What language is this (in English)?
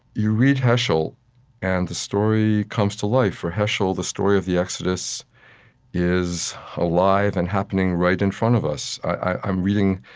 English